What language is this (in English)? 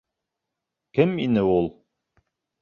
Bashkir